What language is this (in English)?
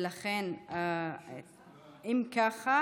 Hebrew